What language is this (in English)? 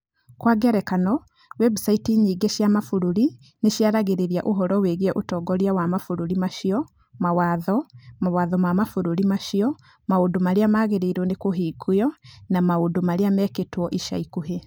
Kikuyu